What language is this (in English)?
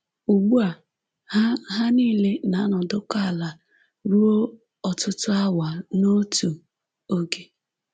Igbo